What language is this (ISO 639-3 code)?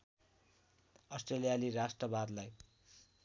nep